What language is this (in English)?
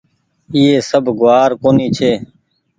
Goaria